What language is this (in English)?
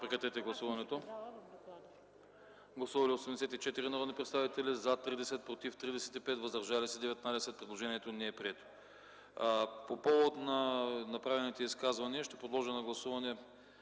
Bulgarian